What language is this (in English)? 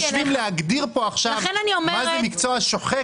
Hebrew